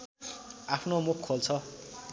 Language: Nepali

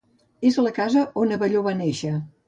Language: Catalan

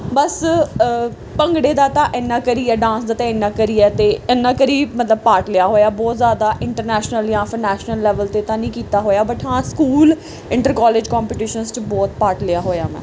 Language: Punjabi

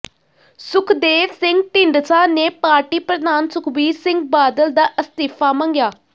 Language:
Punjabi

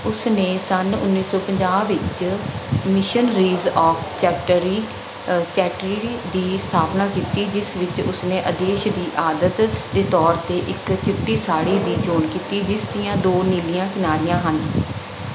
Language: Punjabi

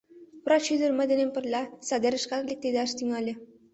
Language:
Mari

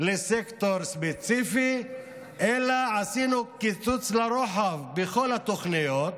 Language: Hebrew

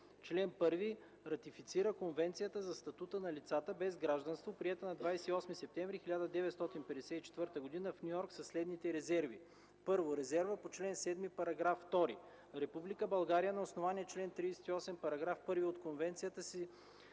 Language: Bulgarian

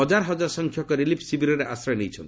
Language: Odia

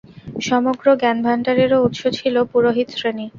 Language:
Bangla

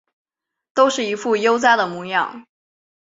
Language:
Chinese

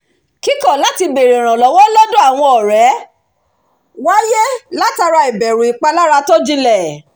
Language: Yoruba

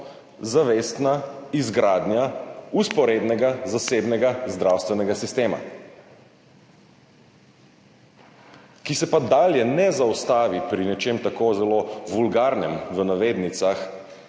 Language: Slovenian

